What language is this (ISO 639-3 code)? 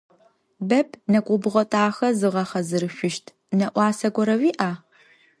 ady